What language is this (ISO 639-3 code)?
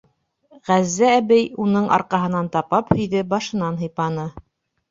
bak